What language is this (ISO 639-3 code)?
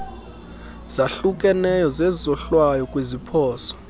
xho